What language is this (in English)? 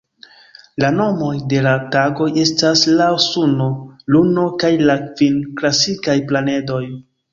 Esperanto